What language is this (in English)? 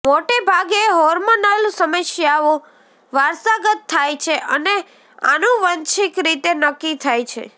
Gujarati